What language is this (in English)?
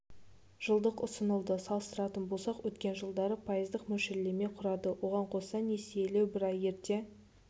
Kazakh